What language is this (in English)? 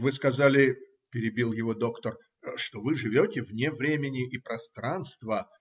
Russian